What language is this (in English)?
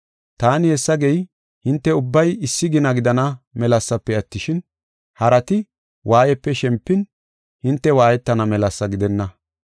Gofa